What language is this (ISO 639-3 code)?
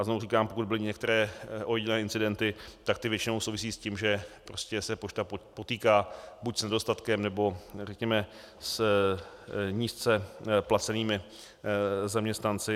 ces